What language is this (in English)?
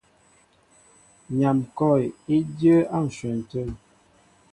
Mbo (Cameroon)